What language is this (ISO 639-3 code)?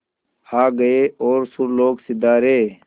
hin